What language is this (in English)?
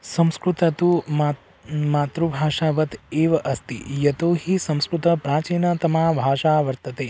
Sanskrit